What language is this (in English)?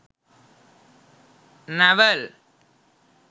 Sinhala